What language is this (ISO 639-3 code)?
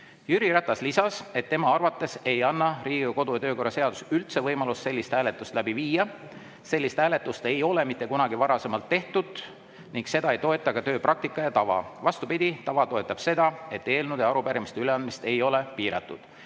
est